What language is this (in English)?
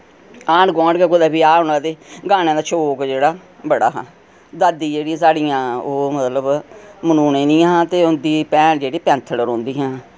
Dogri